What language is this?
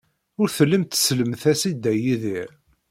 Kabyle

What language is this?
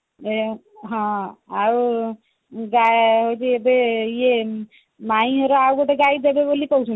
Odia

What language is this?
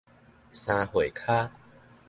Min Nan Chinese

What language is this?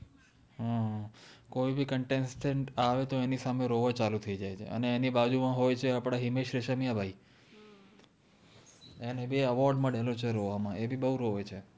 Gujarati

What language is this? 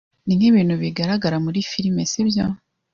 Kinyarwanda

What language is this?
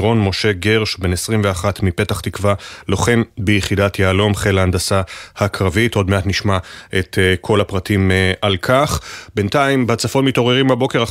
Hebrew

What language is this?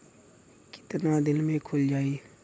Bhojpuri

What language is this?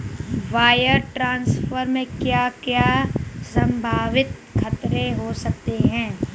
Hindi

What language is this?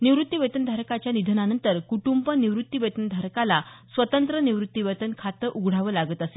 Marathi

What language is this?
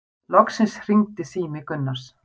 Icelandic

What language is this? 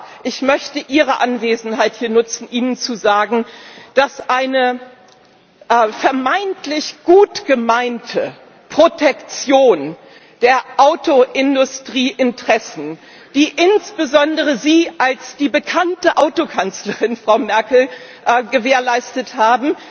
German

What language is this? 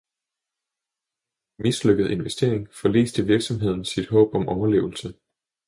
Danish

